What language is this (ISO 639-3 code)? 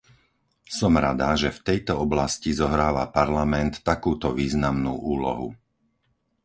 slk